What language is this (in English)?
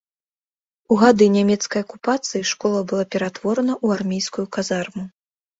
Belarusian